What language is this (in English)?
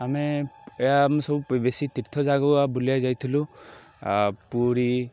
Odia